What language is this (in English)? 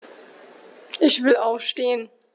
German